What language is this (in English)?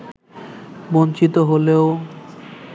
Bangla